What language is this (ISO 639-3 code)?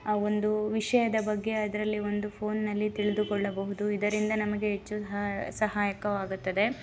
kan